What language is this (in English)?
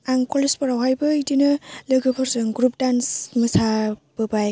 Bodo